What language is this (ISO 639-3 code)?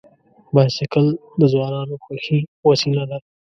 pus